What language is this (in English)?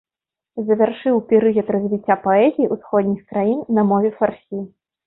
Belarusian